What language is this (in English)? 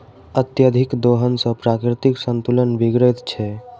Maithili